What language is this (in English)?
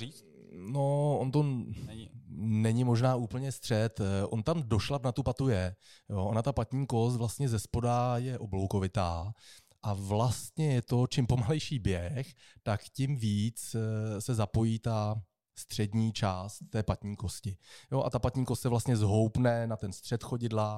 Czech